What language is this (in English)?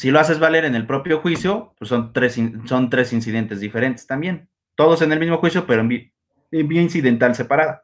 Spanish